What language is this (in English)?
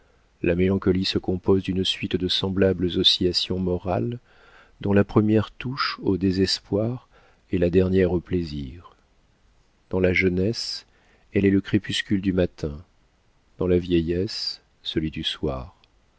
French